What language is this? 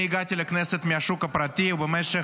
Hebrew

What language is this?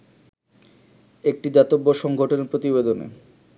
Bangla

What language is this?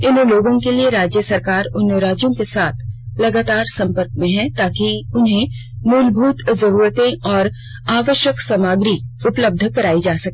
Hindi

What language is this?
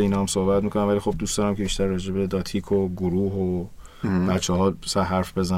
Persian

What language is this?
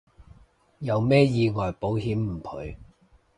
Cantonese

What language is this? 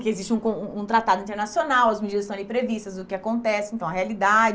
Portuguese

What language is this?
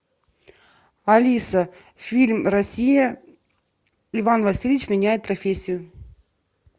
Russian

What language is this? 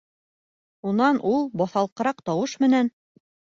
Bashkir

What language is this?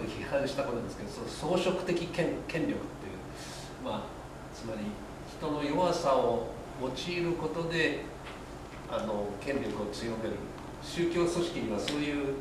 Japanese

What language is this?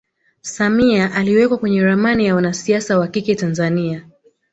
Swahili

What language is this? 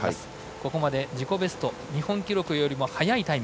Japanese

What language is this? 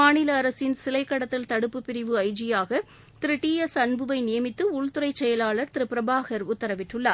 Tamil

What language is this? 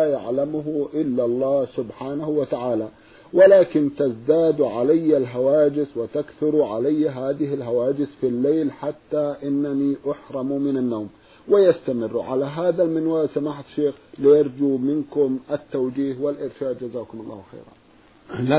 Arabic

